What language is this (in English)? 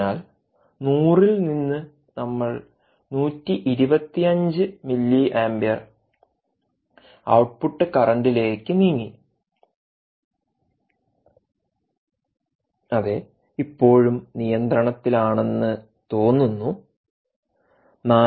Malayalam